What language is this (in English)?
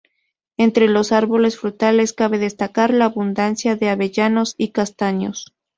Spanish